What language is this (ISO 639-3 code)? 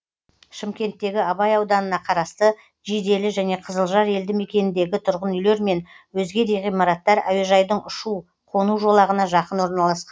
kaz